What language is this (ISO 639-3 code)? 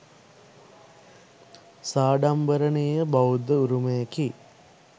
sin